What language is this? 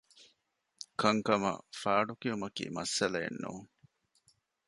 Divehi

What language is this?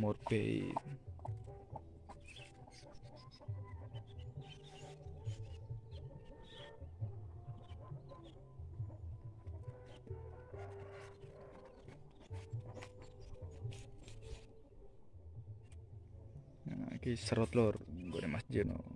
Indonesian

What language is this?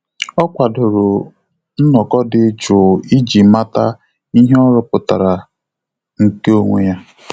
Igbo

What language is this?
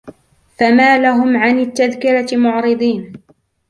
Arabic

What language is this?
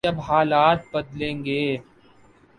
Urdu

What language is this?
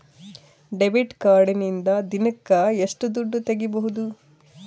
Kannada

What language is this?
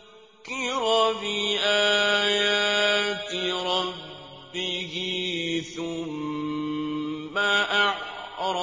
Arabic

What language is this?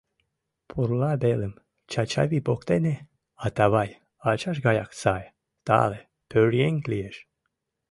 Mari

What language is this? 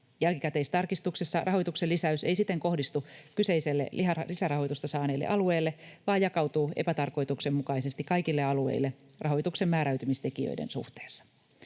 Finnish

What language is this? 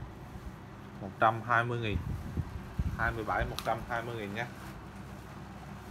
Vietnamese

